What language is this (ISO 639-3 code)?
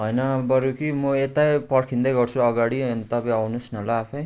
nep